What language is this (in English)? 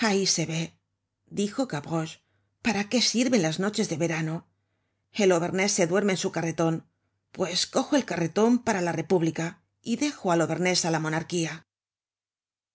Spanish